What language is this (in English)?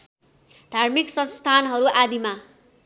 Nepali